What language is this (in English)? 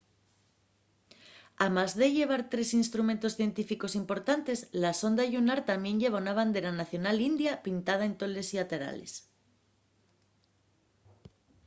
Asturian